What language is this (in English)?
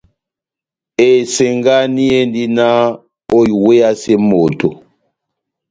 Batanga